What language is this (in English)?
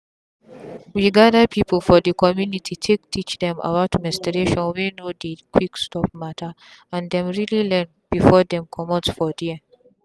Nigerian Pidgin